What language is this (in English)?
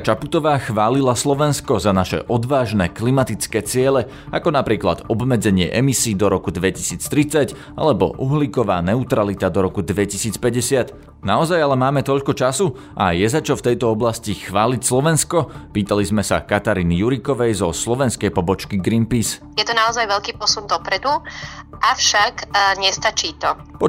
Slovak